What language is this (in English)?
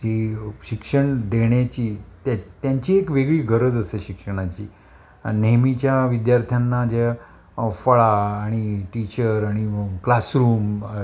Marathi